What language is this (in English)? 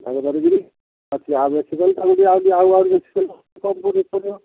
Odia